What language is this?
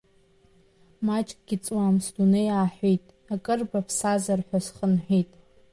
Abkhazian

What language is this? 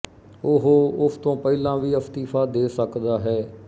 Punjabi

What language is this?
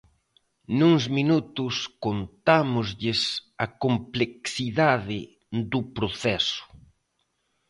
Galician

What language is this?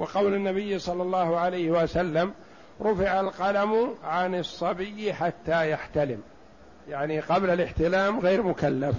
Arabic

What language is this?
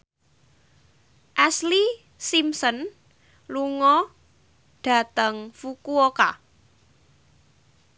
Javanese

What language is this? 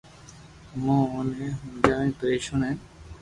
Loarki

